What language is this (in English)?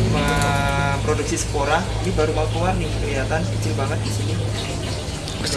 Indonesian